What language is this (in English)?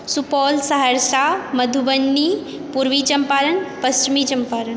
Maithili